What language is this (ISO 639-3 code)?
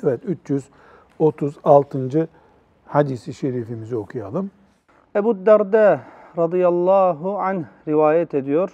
tur